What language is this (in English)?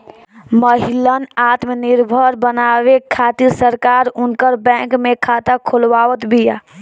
Bhojpuri